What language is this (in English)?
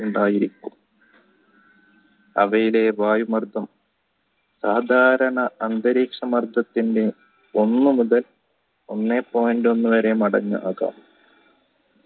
Malayalam